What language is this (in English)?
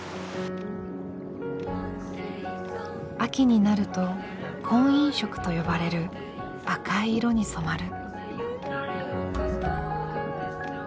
Japanese